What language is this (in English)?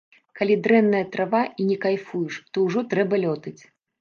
Belarusian